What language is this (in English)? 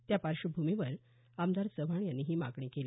Marathi